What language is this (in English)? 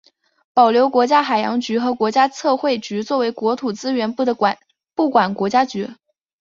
Chinese